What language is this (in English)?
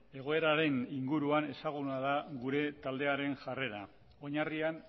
Basque